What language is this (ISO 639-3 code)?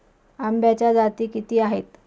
mar